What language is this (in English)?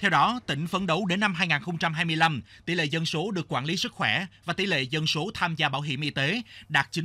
Vietnamese